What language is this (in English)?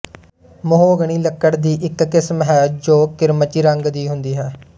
Punjabi